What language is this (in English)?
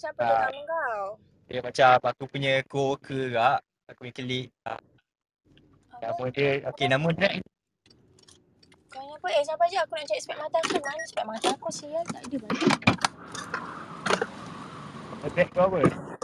Malay